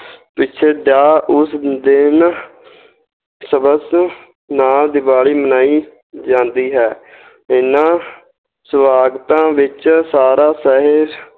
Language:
Punjabi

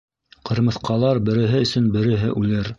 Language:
Bashkir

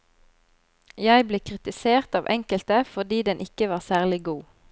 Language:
Norwegian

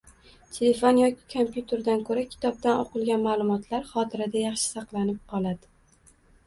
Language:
Uzbek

